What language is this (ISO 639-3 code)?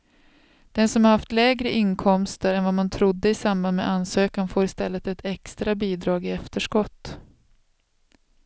swe